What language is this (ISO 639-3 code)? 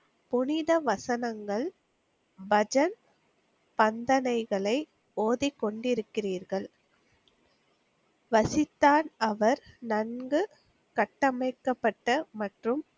tam